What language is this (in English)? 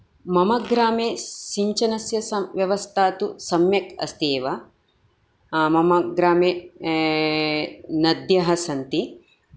Sanskrit